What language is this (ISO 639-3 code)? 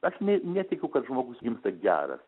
lit